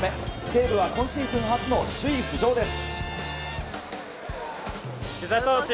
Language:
Japanese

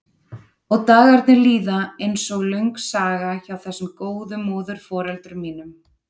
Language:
Icelandic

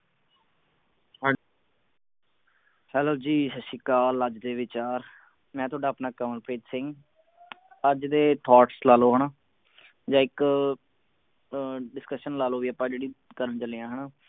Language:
Punjabi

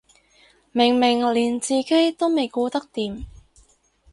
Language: Cantonese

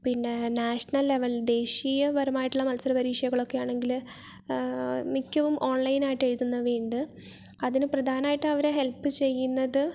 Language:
Malayalam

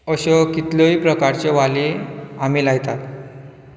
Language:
Konkani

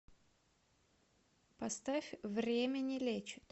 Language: Russian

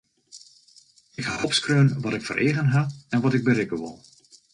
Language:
Western Frisian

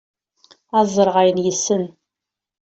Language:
Kabyle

